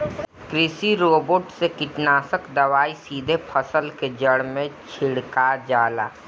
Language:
Bhojpuri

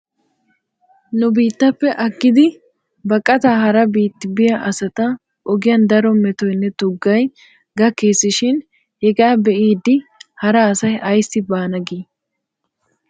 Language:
Wolaytta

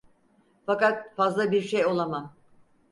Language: Turkish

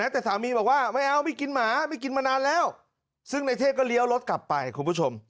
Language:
Thai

